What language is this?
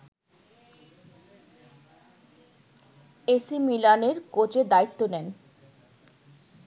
Bangla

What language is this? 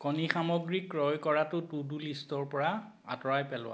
Assamese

